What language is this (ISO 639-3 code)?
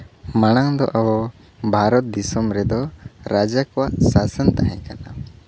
sat